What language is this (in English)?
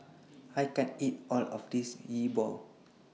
English